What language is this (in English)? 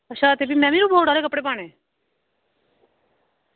Dogri